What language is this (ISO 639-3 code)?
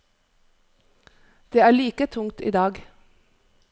nor